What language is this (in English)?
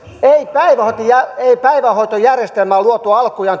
Finnish